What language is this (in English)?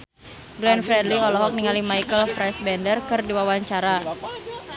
Sundanese